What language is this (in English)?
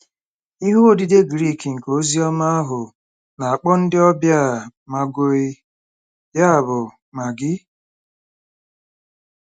Igbo